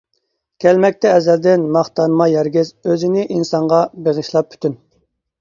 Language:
Uyghur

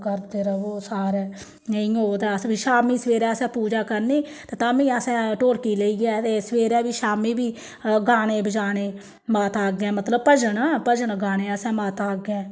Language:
Dogri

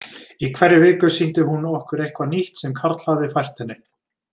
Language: Icelandic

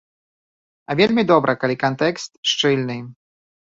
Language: Belarusian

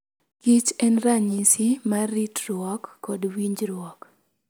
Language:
Luo (Kenya and Tanzania)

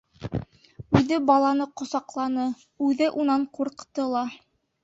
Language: Bashkir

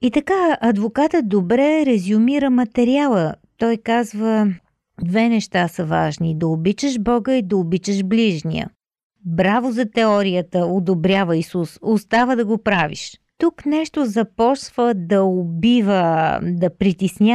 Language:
Bulgarian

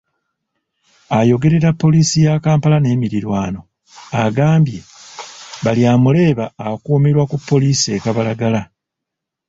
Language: Ganda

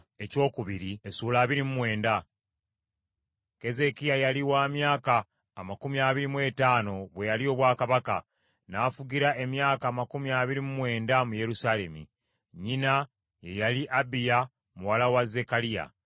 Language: Ganda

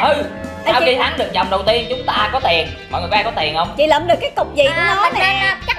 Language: Vietnamese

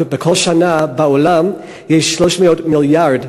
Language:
Hebrew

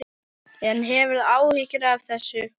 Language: Icelandic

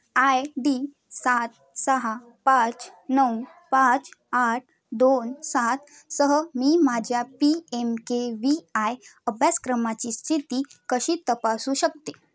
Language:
Marathi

